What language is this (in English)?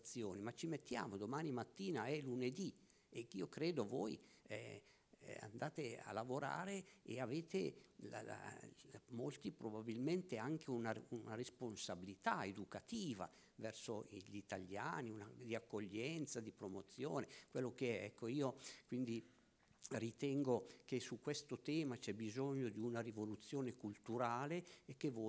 Italian